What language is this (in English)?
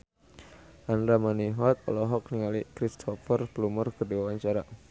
Sundanese